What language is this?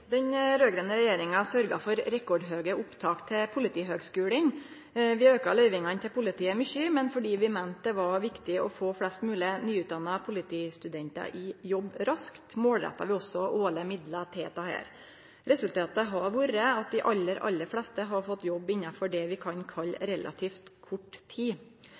Norwegian Nynorsk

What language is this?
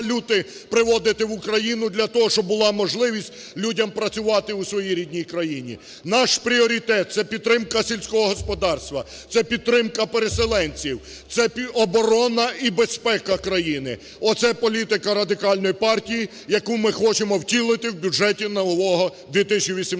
Ukrainian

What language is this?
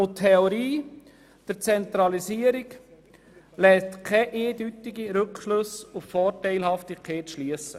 Swiss German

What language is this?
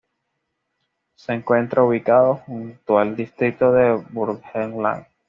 Spanish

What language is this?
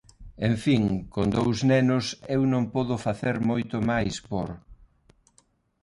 Galician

